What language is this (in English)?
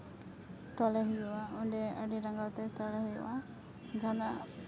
Santali